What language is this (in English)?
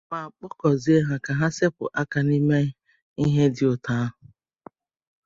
Igbo